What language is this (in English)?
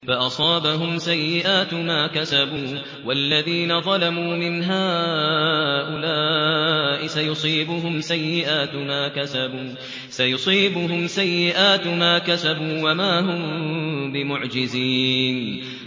Arabic